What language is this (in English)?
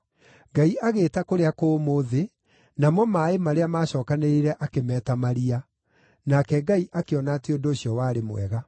Kikuyu